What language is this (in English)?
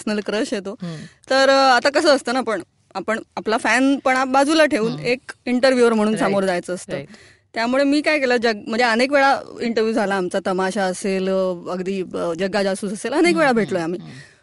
Marathi